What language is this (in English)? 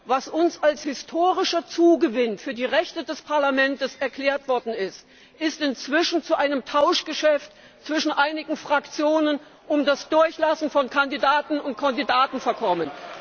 German